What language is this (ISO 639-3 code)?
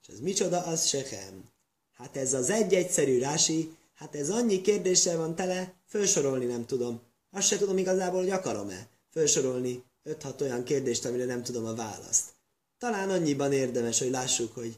hun